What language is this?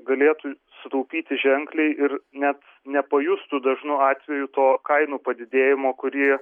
Lithuanian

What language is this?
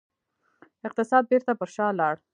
Pashto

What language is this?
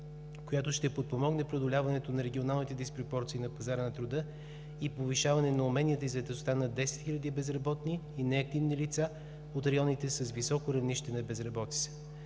Bulgarian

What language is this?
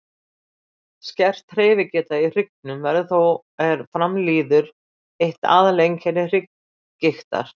Icelandic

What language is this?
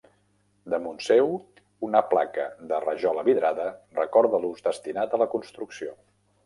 Catalan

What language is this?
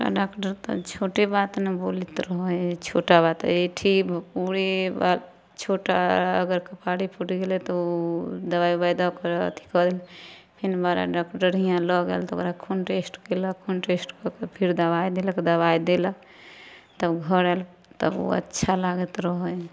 Maithili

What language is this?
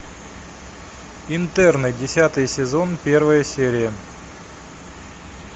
Russian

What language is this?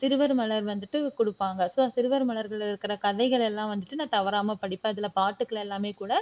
Tamil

